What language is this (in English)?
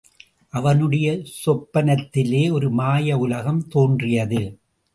Tamil